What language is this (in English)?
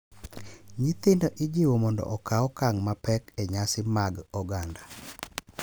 Luo (Kenya and Tanzania)